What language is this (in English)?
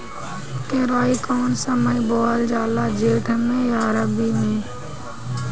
Bhojpuri